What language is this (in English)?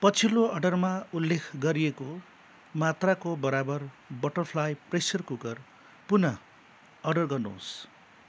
Nepali